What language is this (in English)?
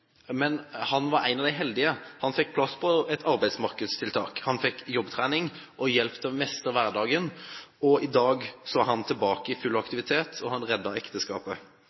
Norwegian Bokmål